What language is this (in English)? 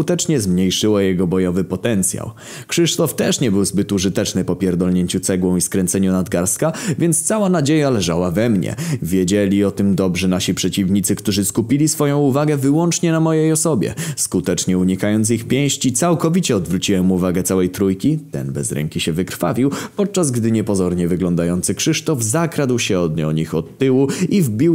Polish